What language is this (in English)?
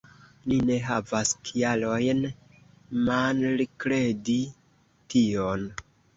Esperanto